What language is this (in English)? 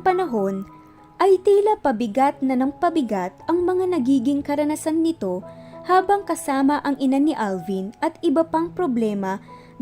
Filipino